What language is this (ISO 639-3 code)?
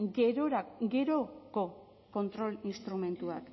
eus